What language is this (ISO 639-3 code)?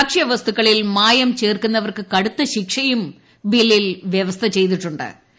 mal